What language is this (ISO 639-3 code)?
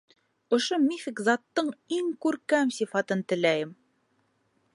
bak